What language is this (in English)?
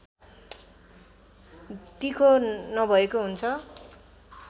Nepali